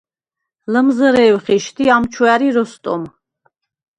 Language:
Svan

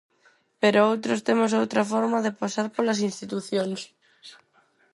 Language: Galician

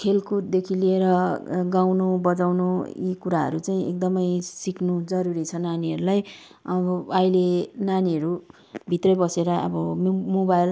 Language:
Nepali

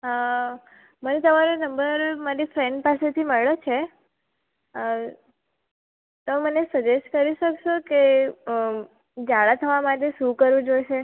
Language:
Gujarati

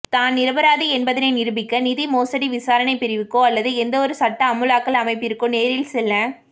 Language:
Tamil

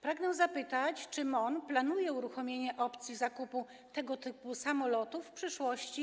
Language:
Polish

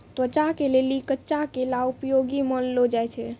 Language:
Maithili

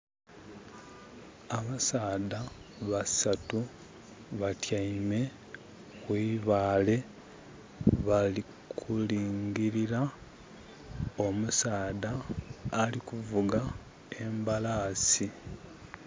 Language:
Soga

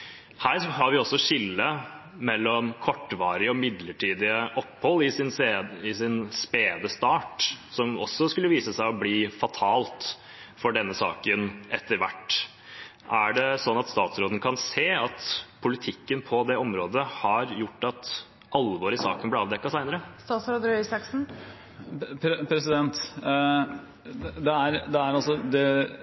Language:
Norwegian Bokmål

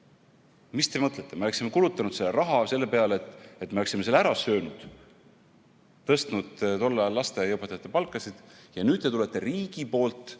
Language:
Estonian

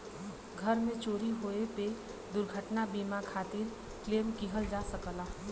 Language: Bhojpuri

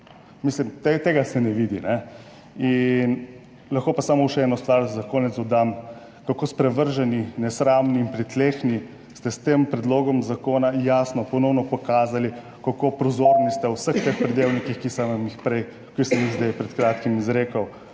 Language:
Slovenian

